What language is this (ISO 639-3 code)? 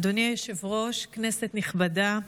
heb